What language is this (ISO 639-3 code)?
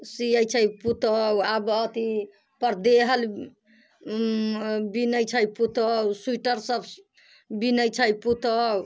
mai